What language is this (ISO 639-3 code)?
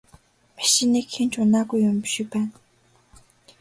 mon